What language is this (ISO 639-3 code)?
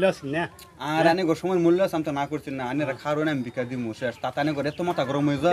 ara